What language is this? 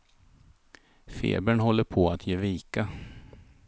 Swedish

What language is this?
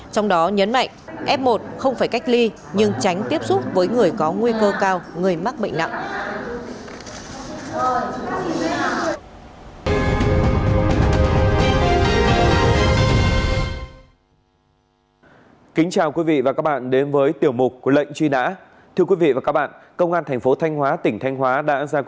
Vietnamese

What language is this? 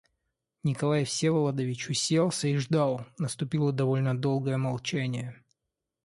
Russian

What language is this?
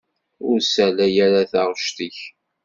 Kabyle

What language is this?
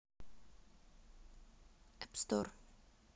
Russian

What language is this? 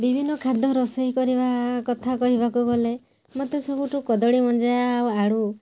Odia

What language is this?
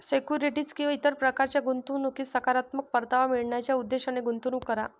Marathi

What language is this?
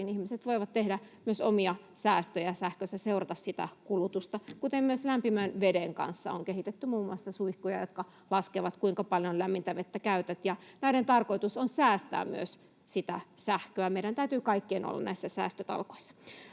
Finnish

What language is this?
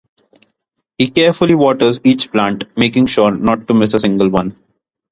English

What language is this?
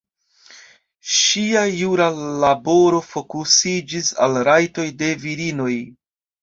Esperanto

